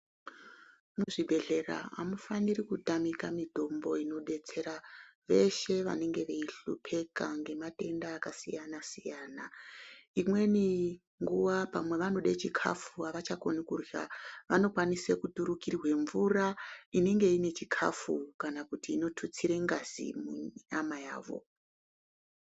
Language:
Ndau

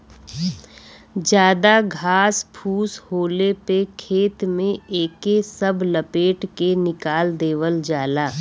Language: Bhojpuri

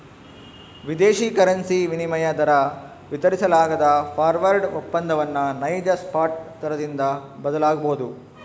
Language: Kannada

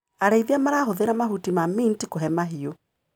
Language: Kikuyu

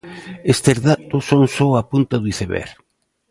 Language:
Galician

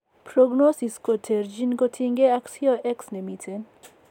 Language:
Kalenjin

